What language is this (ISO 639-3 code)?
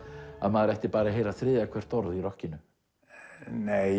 isl